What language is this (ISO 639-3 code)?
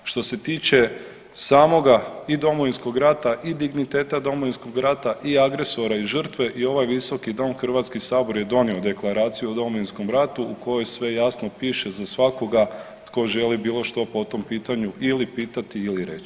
hrv